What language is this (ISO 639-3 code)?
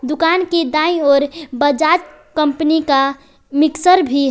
hin